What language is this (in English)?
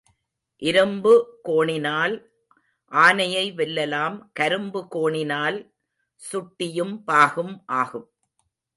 Tamil